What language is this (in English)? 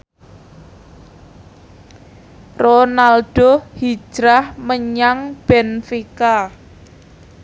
Javanese